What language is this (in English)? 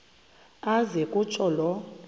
Xhosa